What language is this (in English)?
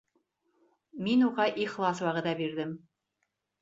Bashkir